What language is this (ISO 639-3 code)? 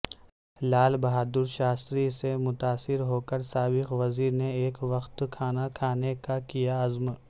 urd